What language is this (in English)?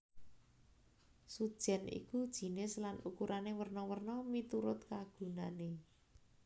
Javanese